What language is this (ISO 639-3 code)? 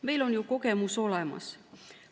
est